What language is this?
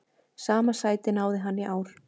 Icelandic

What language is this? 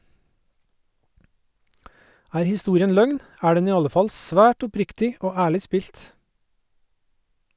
Norwegian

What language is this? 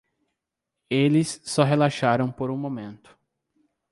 Portuguese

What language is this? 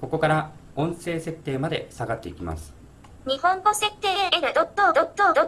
Japanese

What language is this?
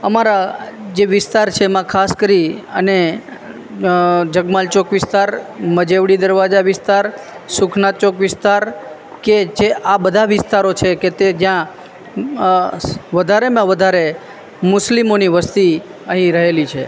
Gujarati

